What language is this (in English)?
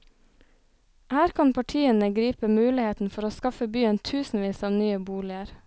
Norwegian